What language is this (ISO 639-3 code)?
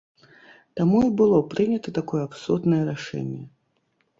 bel